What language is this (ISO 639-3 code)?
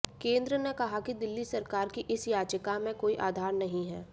hin